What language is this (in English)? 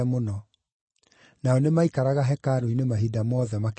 Kikuyu